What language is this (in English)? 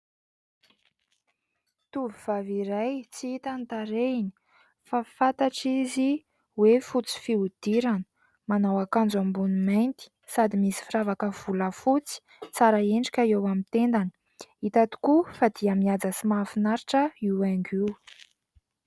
Malagasy